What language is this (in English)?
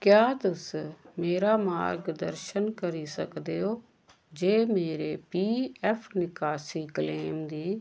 Dogri